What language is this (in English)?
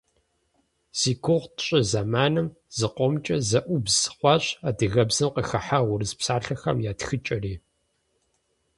Kabardian